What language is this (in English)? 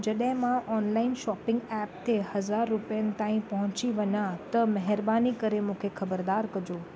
Sindhi